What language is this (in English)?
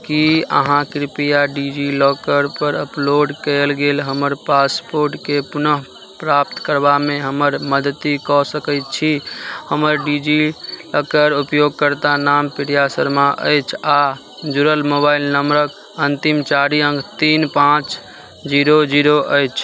Maithili